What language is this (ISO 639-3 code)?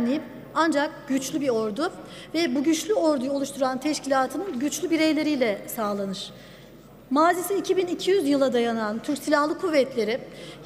tur